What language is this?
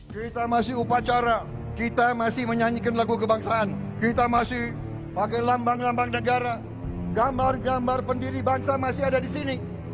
Indonesian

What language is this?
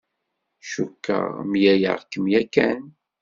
Kabyle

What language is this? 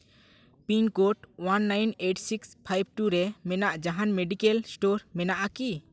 Santali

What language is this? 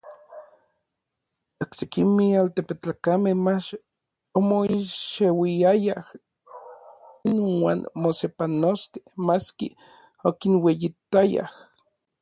Orizaba Nahuatl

